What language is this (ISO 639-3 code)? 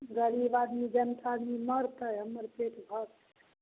mai